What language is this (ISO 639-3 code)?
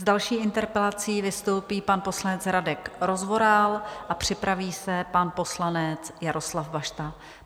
ces